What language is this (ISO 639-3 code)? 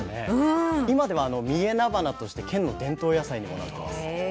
jpn